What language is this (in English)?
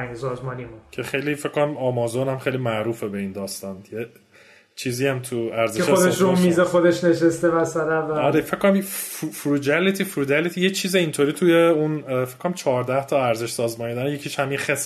Persian